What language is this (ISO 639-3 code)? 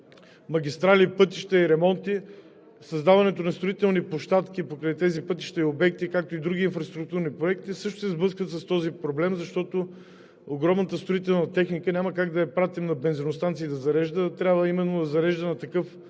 bul